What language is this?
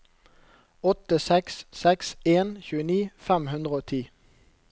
Norwegian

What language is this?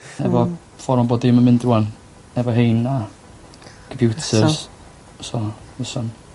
Welsh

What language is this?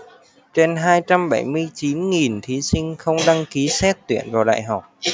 Vietnamese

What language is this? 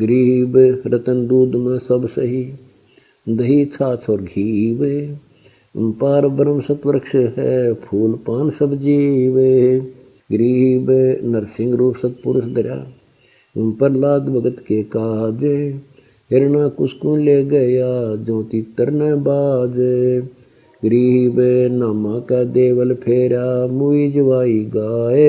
Hindi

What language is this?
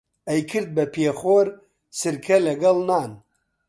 Central Kurdish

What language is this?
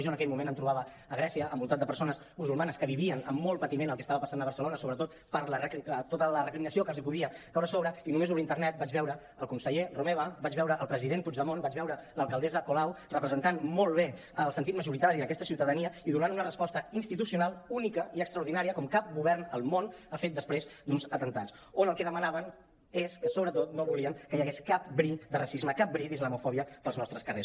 Catalan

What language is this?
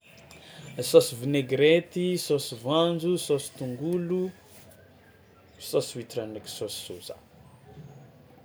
Tsimihety Malagasy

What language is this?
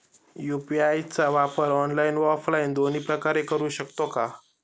Marathi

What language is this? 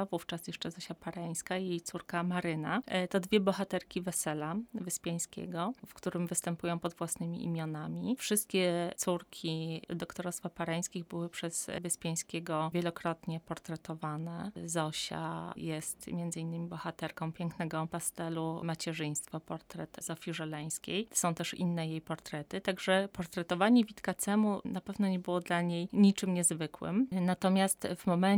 Polish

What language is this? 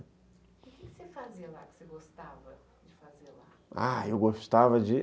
Portuguese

